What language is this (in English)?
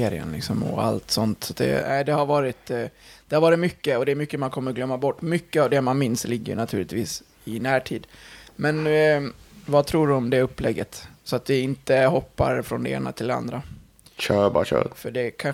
Swedish